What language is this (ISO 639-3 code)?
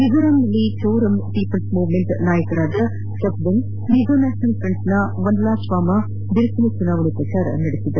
kan